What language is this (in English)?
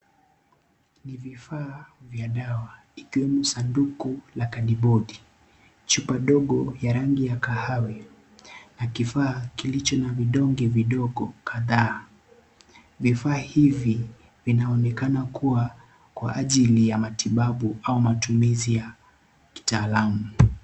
Swahili